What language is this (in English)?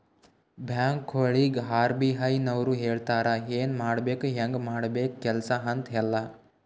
Kannada